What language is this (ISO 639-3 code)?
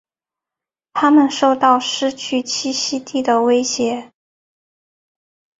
zho